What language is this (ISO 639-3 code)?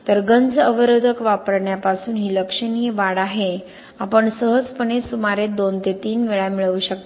mar